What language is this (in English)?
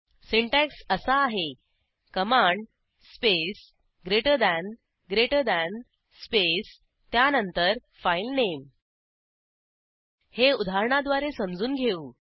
Marathi